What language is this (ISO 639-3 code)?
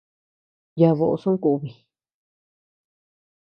cux